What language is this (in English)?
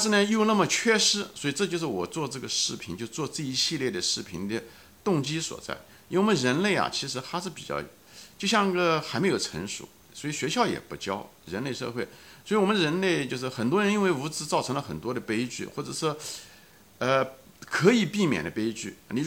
Chinese